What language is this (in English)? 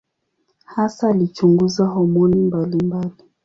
Swahili